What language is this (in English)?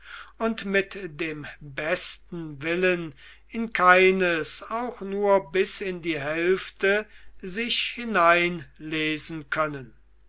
German